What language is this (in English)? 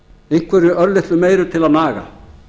Icelandic